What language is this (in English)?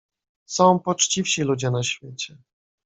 Polish